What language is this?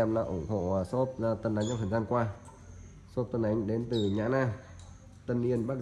Vietnamese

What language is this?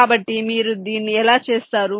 Telugu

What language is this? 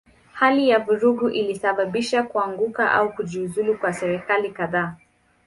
Swahili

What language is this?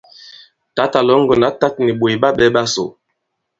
Bankon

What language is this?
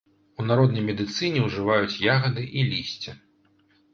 Belarusian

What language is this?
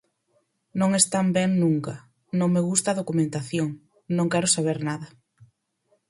Galician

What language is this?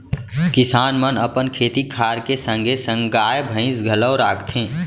Chhattisgarhi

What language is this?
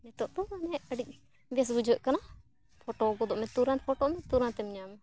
Santali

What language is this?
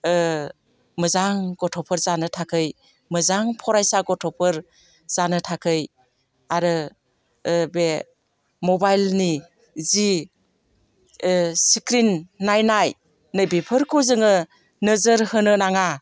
Bodo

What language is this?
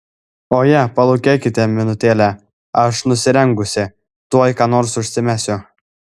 Lithuanian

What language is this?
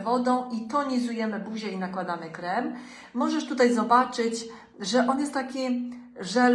Polish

